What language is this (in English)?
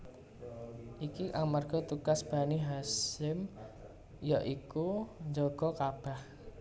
Javanese